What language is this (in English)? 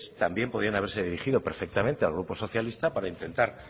Spanish